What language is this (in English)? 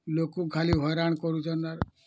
Odia